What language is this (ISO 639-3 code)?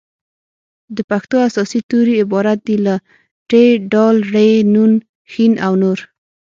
pus